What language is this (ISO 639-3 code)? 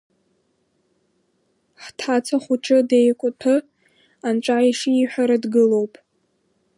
abk